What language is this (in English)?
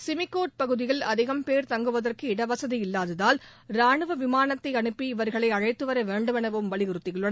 Tamil